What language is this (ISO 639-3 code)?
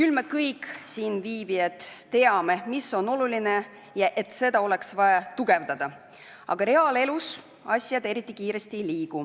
est